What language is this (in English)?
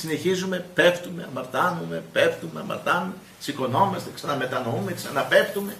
Greek